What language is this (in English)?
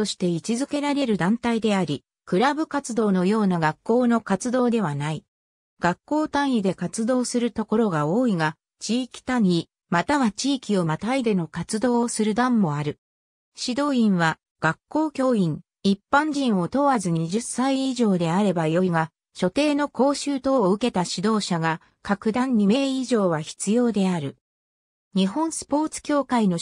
Japanese